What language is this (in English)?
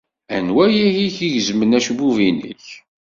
Kabyle